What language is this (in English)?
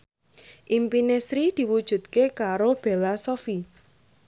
Javanese